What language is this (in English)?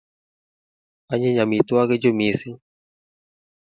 Kalenjin